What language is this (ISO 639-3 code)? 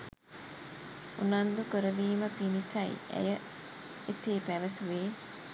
sin